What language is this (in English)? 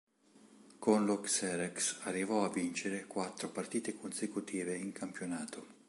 Italian